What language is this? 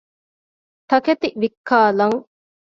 Divehi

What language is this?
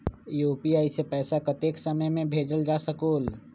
Magahi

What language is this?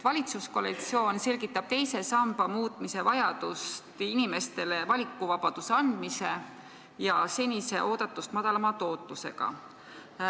Estonian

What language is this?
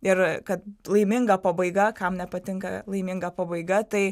Lithuanian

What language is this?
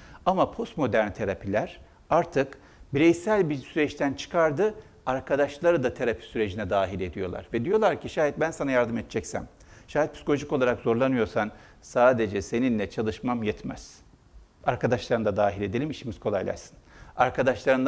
Turkish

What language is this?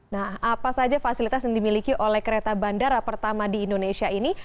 Indonesian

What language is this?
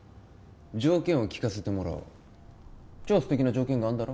Japanese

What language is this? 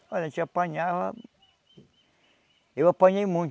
Portuguese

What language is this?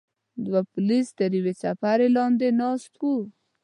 Pashto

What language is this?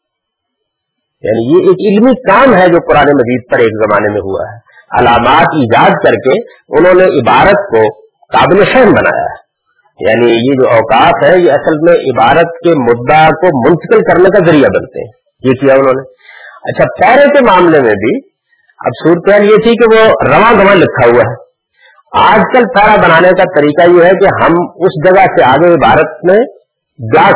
Urdu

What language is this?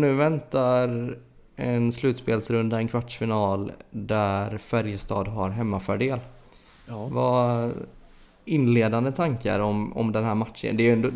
Swedish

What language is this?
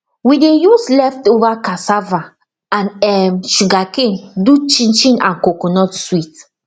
Nigerian Pidgin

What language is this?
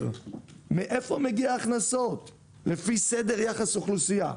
Hebrew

